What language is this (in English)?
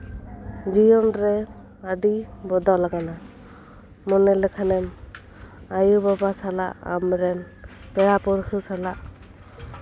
Santali